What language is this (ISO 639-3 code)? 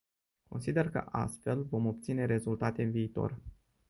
ron